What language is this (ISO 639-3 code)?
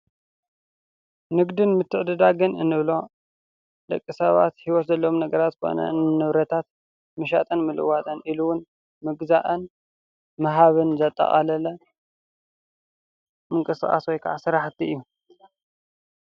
tir